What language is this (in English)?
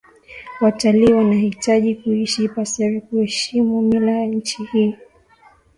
Swahili